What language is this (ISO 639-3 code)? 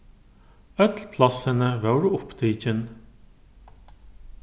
fao